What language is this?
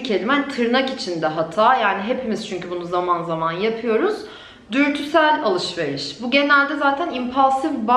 Turkish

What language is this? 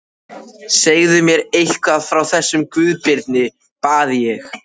Icelandic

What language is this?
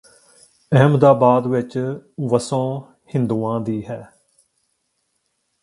Punjabi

